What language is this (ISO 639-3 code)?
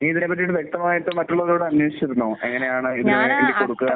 mal